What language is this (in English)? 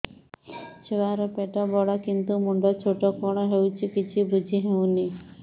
Odia